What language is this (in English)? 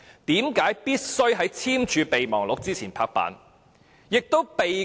Cantonese